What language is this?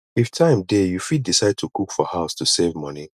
Nigerian Pidgin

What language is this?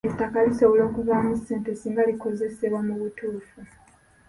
Ganda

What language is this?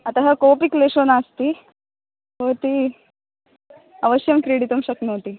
Sanskrit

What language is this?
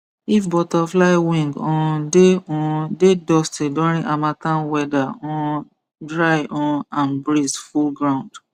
Nigerian Pidgin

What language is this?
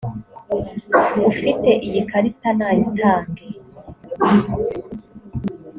Kinyarwanda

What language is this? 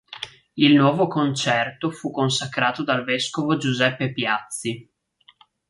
Italian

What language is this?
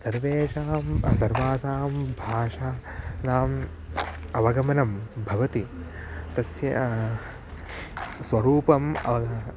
Sanskrit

